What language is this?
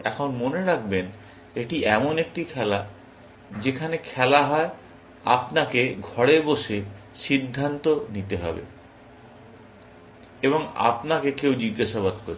Bangla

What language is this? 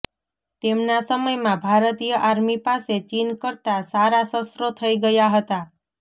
Gujarati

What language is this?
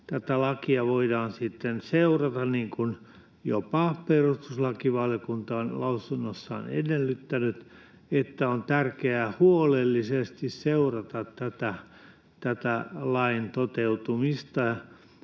Finnish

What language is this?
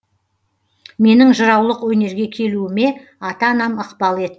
Kazakh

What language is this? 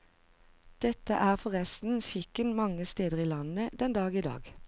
Norwegian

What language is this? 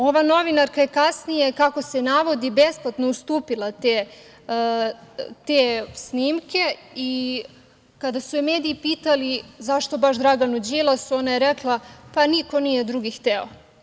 Serbian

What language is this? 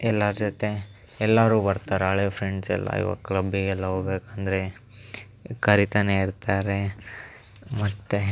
Kannada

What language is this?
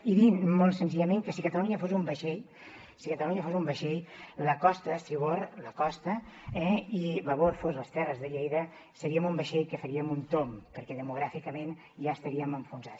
Catalan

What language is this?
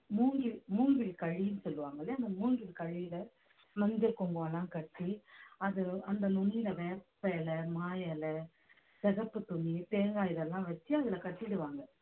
Tamil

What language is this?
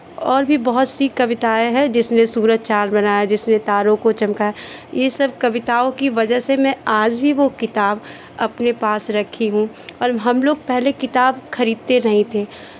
Hindi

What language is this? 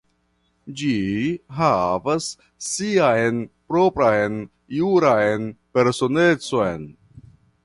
Esperanto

